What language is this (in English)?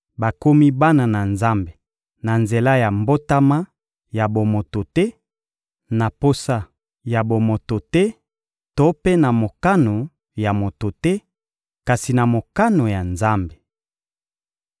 Lingala